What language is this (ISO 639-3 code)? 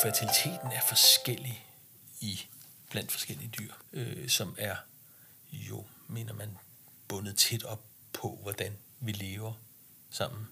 dan